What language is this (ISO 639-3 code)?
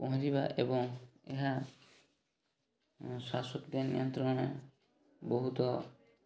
ori